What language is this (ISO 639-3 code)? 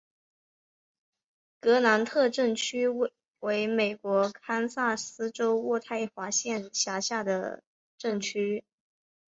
zho